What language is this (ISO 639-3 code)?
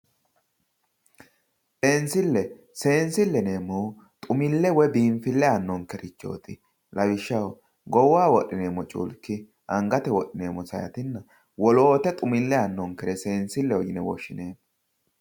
sid